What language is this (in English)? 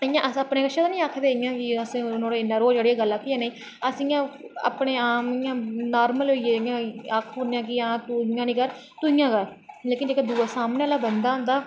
Dogri